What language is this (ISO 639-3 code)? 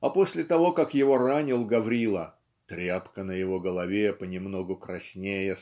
rus